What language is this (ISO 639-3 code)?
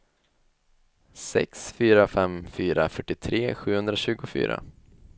swe